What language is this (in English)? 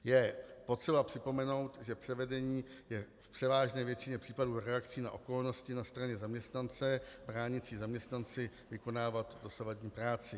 Czech